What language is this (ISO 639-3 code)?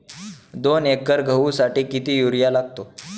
mar